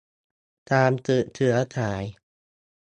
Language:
Thai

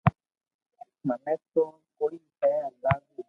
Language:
Loarki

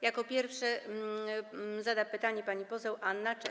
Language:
Polish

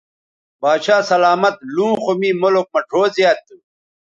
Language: Bateri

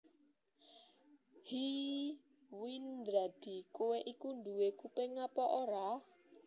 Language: Javanese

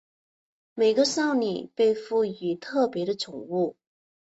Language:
Chinese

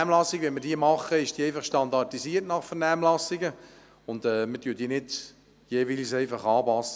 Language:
Swiss German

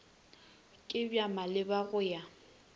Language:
Northern Sotho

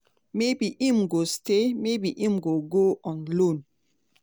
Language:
Nigerian Pidgin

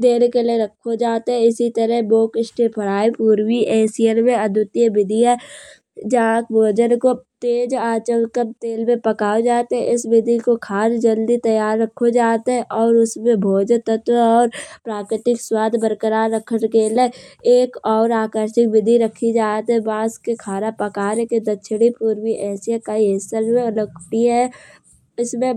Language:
Kanauji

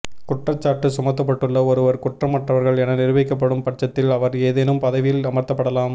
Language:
Tamil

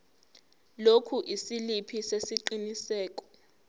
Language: Zulu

